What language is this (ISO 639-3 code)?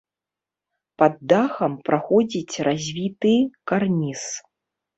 bel